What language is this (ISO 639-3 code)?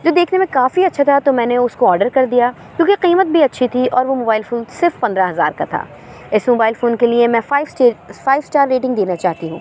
urd